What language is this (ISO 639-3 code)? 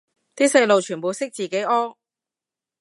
yue